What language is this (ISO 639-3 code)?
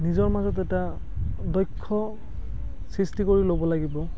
asm